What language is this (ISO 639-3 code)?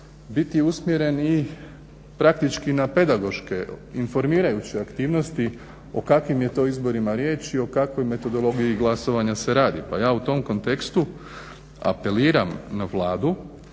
hrv